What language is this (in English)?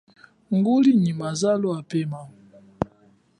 Chokwe